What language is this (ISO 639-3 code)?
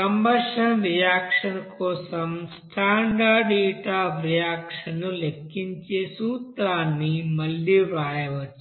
tel